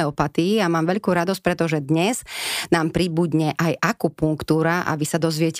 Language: Slovak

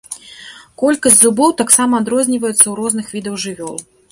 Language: Belarusian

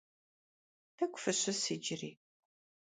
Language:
Kabardian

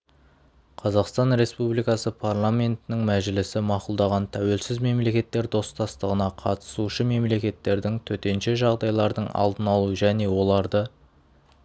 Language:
Kazakh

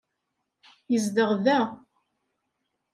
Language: Kabyle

